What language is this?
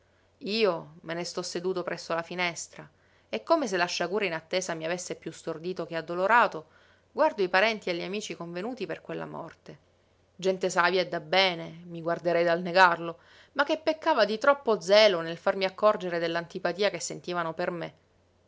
Italian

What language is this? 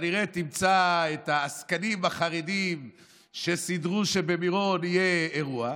Hebrew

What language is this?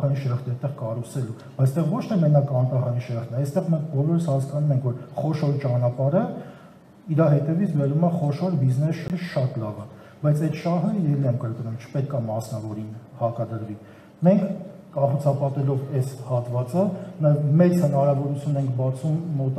German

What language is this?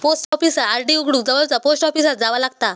Marathi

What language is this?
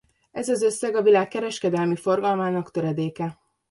Hungarian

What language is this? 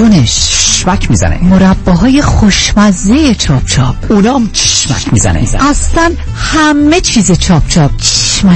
Persian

